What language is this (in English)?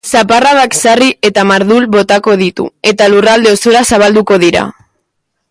Basque